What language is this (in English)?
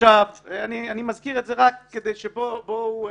Hebrew